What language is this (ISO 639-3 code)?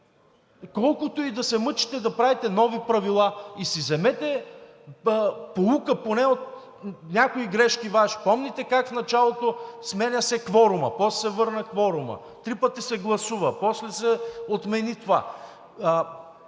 bul